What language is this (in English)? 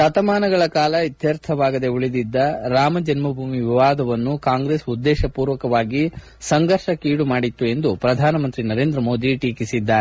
Kannada